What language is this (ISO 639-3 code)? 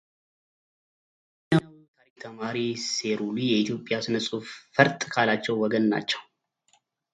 amh